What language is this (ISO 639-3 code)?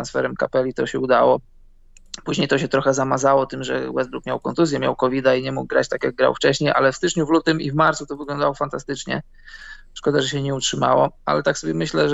pol